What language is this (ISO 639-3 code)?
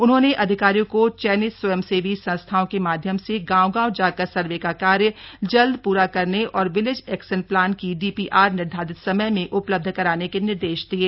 hin